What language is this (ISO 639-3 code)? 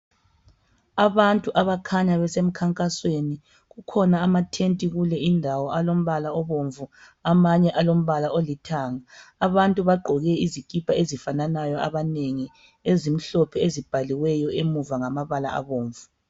nde